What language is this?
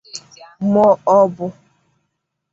Igbo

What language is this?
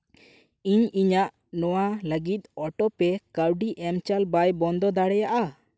Santali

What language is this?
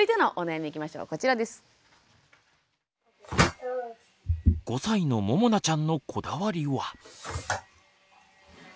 Japanese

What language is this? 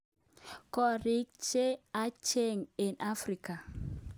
Kalenjin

